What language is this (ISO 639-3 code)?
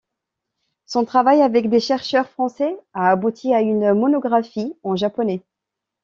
fra